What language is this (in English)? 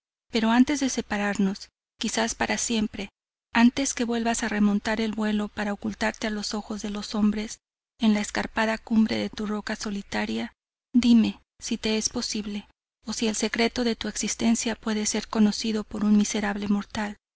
Spanish